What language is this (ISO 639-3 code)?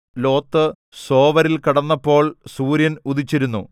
mal